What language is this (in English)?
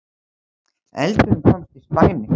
Icelandic